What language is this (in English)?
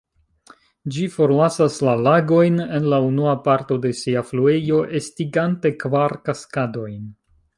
Esperanto